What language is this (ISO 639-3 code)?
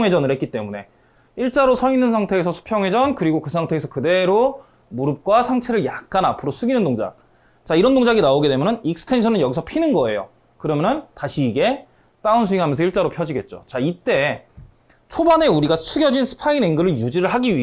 kor